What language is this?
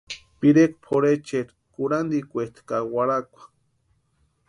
Western Highland Purepecha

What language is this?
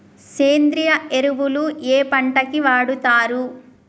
Telugu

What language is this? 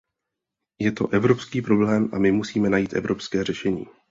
Czech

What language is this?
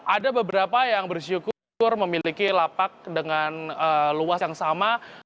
Indonesian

